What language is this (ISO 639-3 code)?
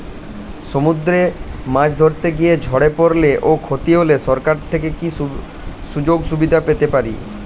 ben